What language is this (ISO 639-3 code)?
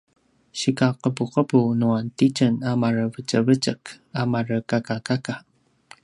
pwn